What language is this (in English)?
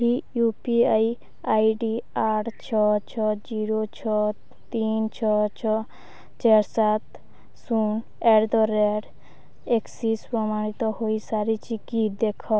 Odia